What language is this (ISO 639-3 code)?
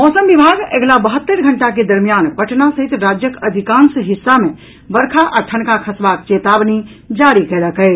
mai